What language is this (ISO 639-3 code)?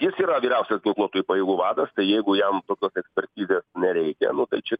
lit